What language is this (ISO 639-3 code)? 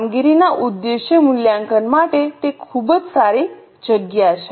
guj